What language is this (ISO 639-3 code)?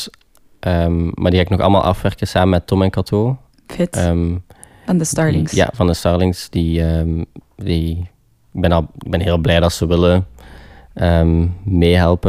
nld